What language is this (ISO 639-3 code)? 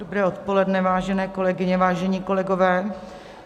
ces